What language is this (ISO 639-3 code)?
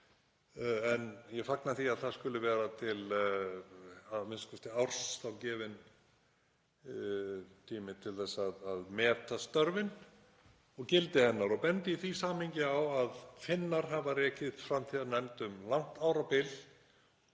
isl